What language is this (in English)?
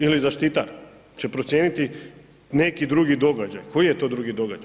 Croatian